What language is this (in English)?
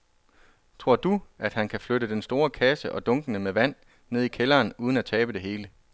Danish